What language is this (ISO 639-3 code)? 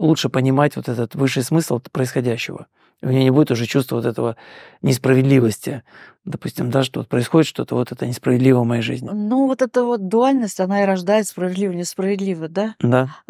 rus